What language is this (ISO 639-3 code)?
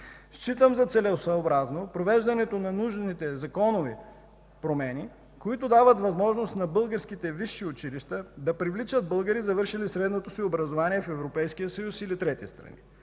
bul